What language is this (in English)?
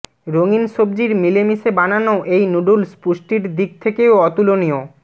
Bangla